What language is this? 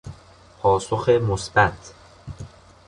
Persian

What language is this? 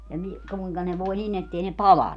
Finnish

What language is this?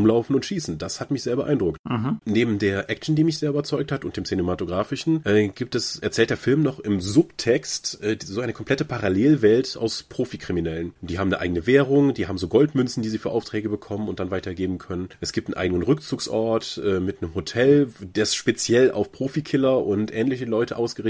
German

